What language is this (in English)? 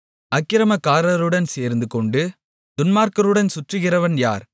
Tamil